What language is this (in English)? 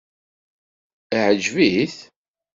Kabyle